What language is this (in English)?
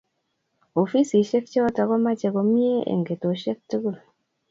Kalenjin